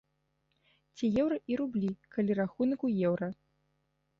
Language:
Belarusian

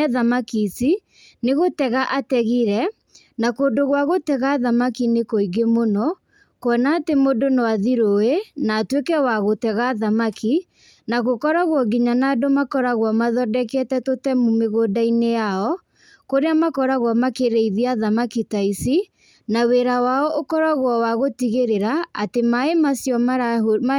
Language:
Kikuyu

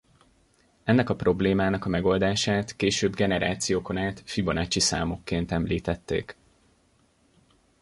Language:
Hungarian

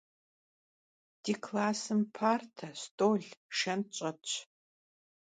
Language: Kabardian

